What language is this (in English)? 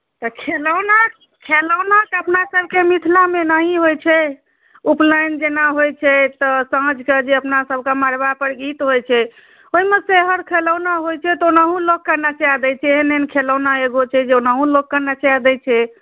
Maithili